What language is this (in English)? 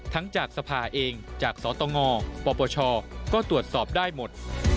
Thai